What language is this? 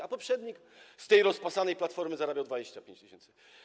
Polish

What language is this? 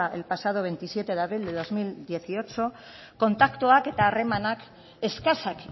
Basque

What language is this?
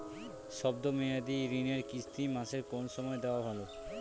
Bangla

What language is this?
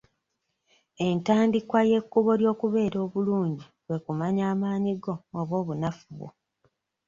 Ganda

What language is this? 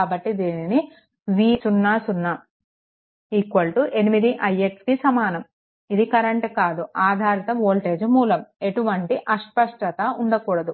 Telugu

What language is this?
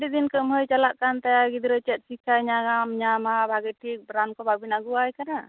Santali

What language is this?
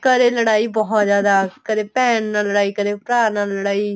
Punjabi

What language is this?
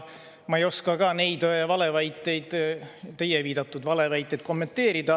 Estonian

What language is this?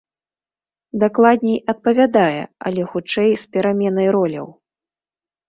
Belarusian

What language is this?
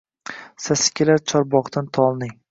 Uzbek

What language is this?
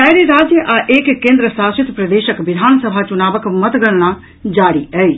Maithili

